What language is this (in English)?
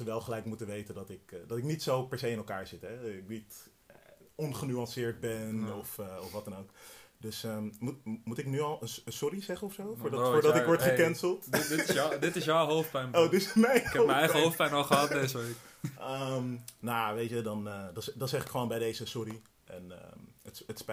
Dutch